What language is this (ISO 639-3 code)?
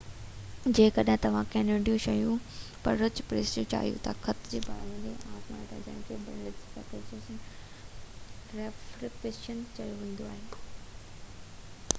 snd